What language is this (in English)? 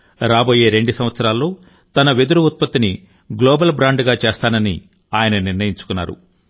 Telugu